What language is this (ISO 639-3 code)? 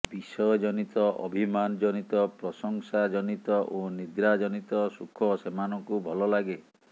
ori